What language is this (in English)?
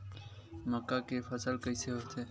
Chhattisgarhi